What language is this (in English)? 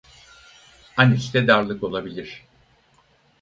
Turkish